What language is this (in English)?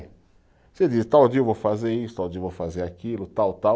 Portuguese